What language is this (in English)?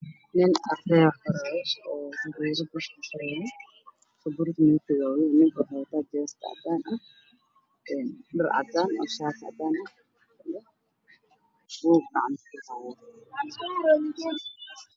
Somali